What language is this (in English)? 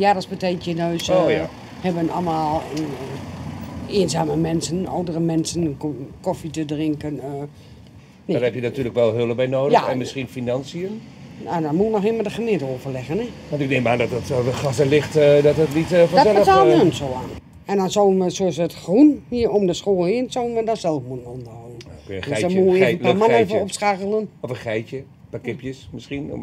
Dutch